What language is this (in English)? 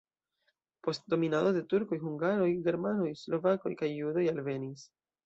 Esperanto